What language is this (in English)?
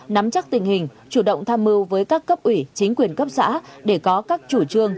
Vietnamese